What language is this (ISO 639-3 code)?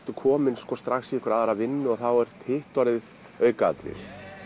isl